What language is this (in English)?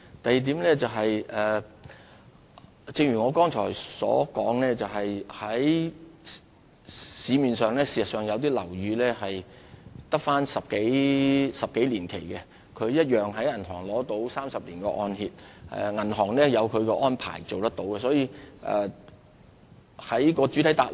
Cantonese